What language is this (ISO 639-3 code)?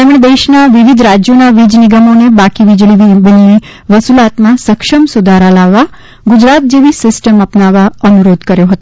guj